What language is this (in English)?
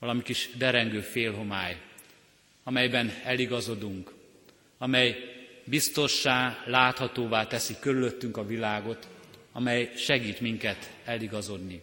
Hungarian